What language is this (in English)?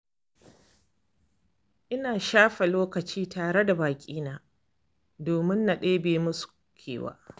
Hausa